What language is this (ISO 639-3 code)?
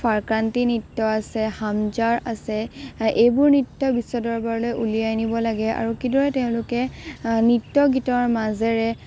asm